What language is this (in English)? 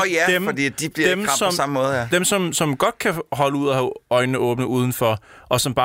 Danish